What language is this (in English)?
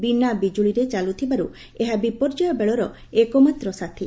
Odia